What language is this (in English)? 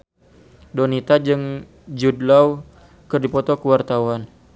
Sundanese